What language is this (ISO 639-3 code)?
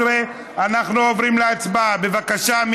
heb